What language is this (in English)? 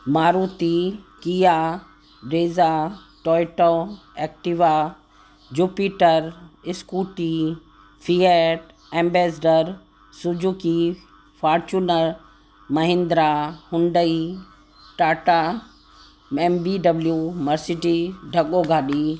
Sindhi